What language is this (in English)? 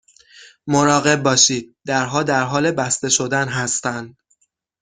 Persian